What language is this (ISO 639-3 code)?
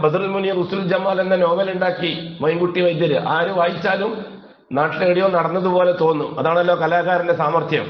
ara